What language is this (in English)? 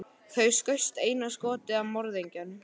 Icelandic